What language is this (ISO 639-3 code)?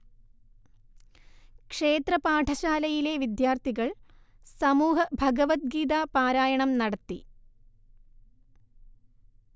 mal